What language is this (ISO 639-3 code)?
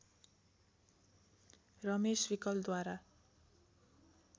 nep